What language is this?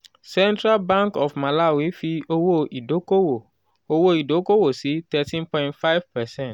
Yoruba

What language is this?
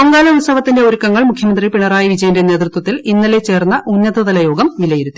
Malayalam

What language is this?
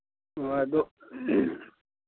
Manipuri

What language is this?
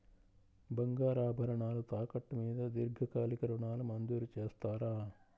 Telugu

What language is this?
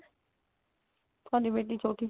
Punjabi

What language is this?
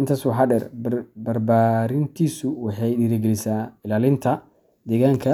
Somali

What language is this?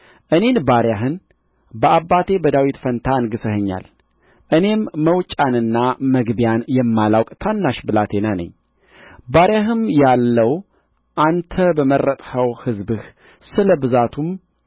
Amharic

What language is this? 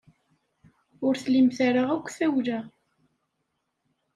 Kabyle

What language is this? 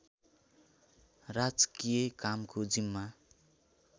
Nepali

